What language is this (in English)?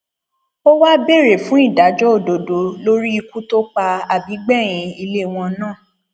Yoruba